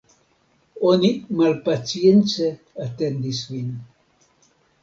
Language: Esperanto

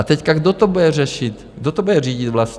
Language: Czech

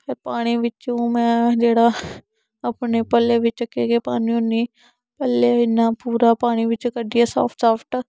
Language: Dogri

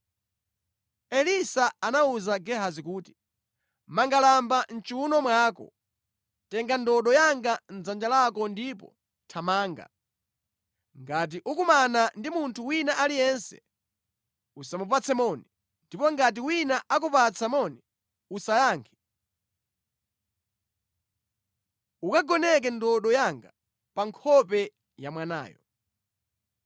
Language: Nyanja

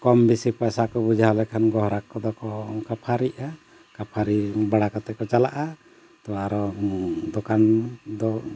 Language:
Santali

